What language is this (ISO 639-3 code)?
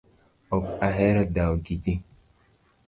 luo